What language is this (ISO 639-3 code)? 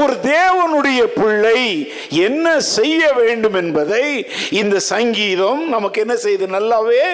tam